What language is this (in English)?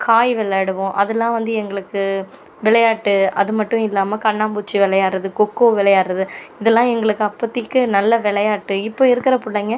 Tamil